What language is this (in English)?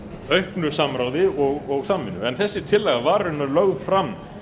Icelandic